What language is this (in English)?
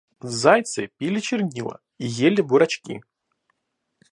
Russian